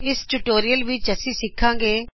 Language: Punjabi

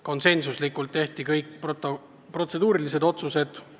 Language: Estonian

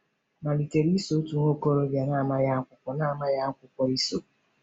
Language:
Igbo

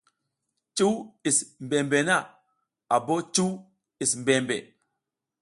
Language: South Giziga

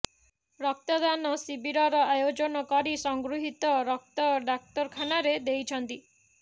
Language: Odia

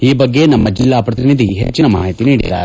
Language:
Kannada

